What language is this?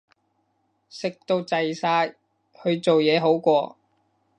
Cantonese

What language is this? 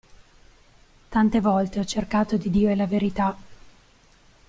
Italian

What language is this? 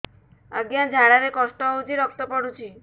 Odia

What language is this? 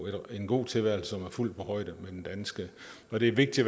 Danish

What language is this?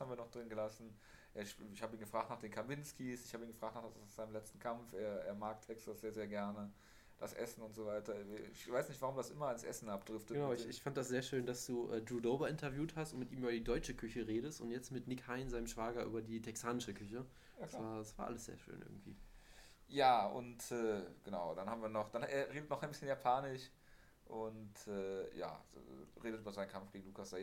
German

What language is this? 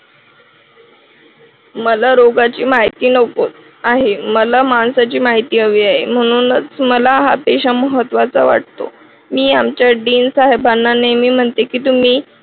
Marathi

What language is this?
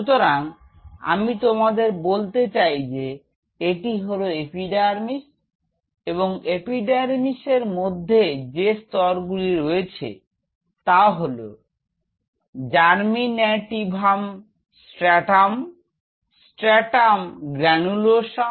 Bangla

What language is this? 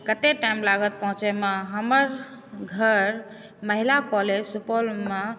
Maithili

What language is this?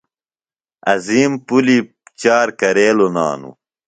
Phalura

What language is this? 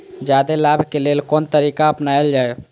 Maithili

